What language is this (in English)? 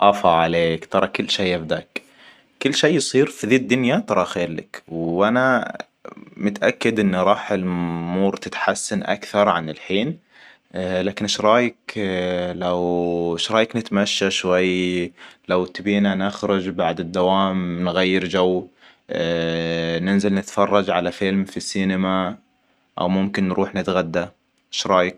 Hijazi Arabic